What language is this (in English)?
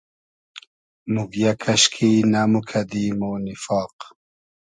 Hazaragi